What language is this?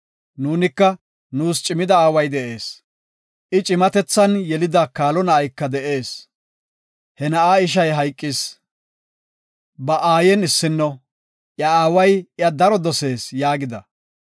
Gofa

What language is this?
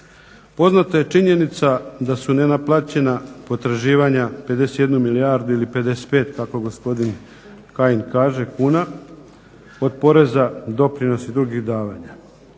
Croatian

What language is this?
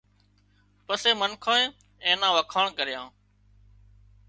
Wadiyara Koli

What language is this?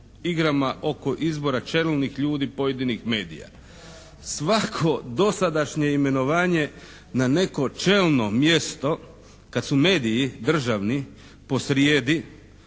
Croatian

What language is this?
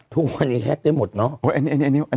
Thai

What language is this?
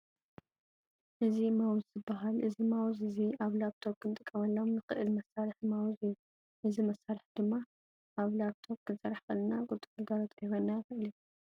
Tigrinya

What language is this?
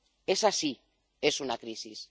Spanish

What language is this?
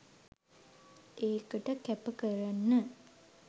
Sinhala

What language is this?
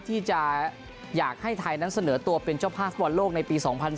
Thai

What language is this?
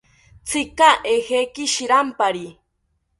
South Ucayali Ashéninka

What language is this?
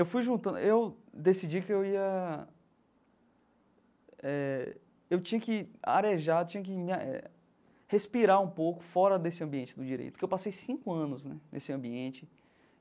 Portuguese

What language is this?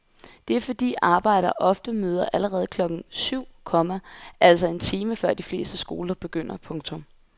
Danish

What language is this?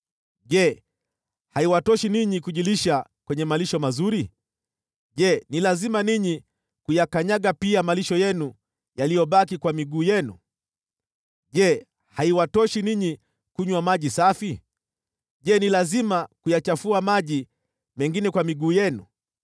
Swahili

